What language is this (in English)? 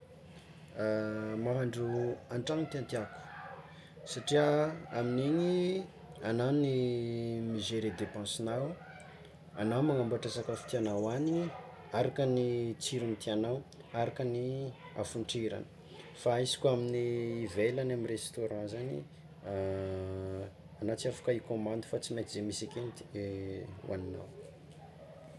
Tsimihety Malagasy